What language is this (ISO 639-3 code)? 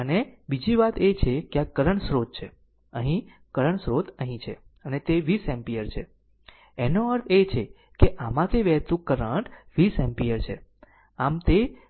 guj